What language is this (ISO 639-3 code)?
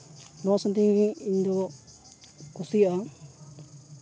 sat